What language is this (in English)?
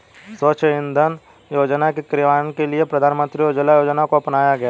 Hindi